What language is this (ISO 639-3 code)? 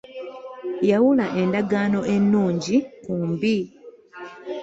lug